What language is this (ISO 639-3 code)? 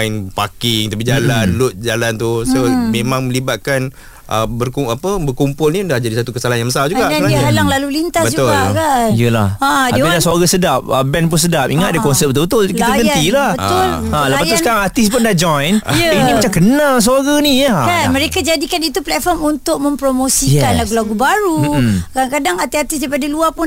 msa